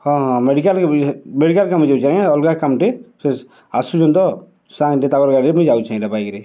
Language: Odia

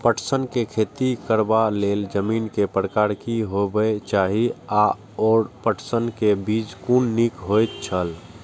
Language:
Maithili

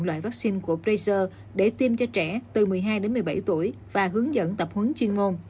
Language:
Vietnamese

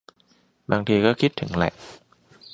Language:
Thai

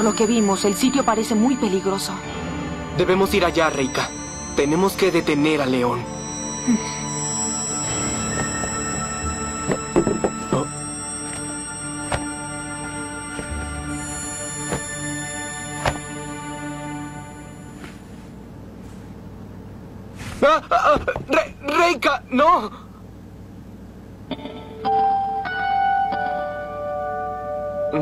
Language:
Spanish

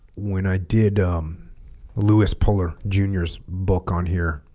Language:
English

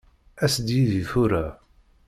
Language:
Kabyle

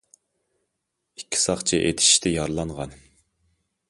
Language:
Uyghur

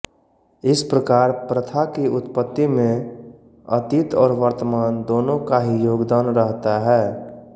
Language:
Hindi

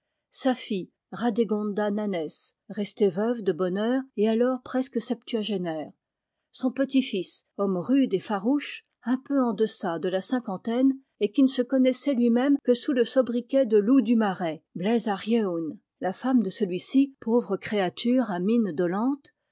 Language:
French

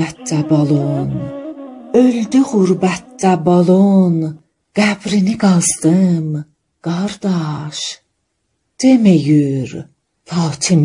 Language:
Persian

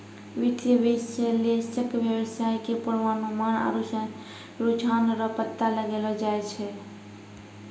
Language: Maithili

